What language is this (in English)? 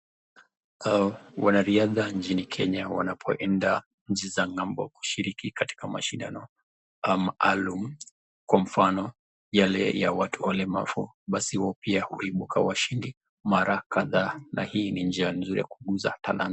Swahili